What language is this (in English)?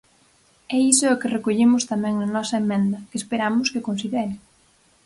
Galician